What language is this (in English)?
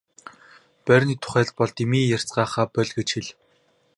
Mongolian